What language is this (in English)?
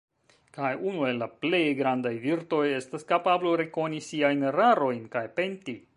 Esperanto